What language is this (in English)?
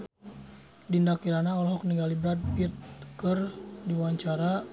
Sundanese